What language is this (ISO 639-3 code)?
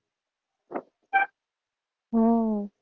guj